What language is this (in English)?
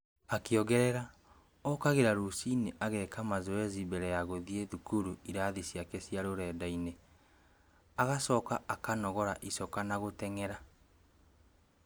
Kikuyu